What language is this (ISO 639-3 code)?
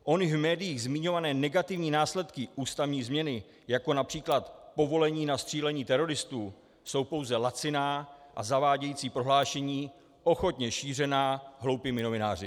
ces